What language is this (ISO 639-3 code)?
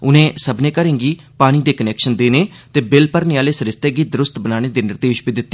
doi